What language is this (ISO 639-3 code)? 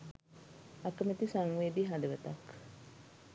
sin